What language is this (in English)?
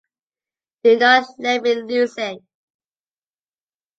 English